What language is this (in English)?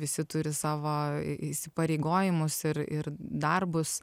Lithuanian